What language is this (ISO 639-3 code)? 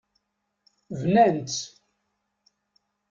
kab